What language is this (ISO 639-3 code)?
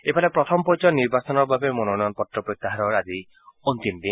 asm